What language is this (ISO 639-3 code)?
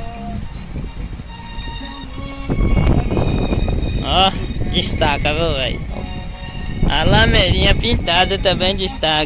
por